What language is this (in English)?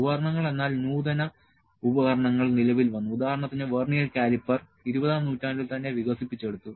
Malayalam